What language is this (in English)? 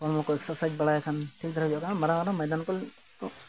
Santali